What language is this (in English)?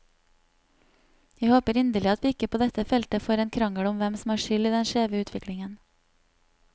Norwegian